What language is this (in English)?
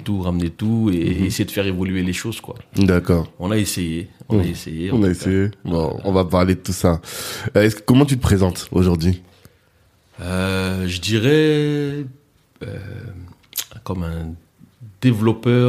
French